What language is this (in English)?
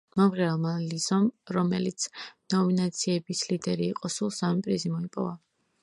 Georgian